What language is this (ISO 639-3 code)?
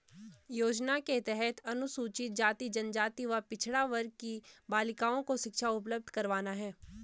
hin